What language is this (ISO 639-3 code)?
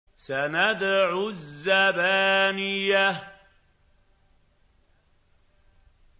ara